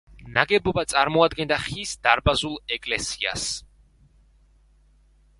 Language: Georgian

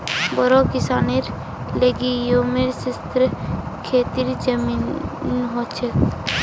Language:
Magahi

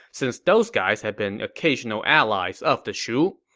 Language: English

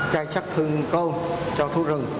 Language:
Vietnamese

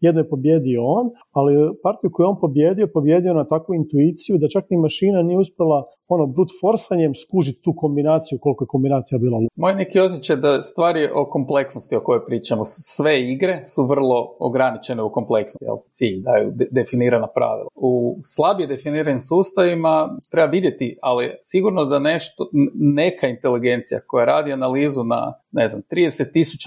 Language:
Croatian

